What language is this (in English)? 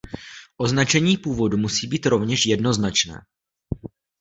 Czech